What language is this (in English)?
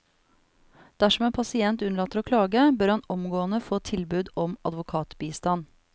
Norwegian